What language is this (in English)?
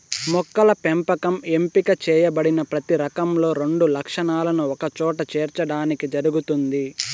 Telugu